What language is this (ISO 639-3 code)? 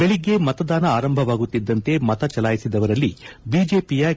kan